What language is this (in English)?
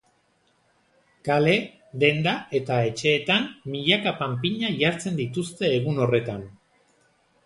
Basque